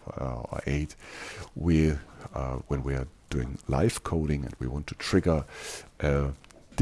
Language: English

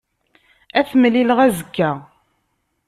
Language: Kabyle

